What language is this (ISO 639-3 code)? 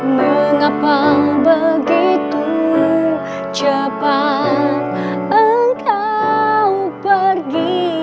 ind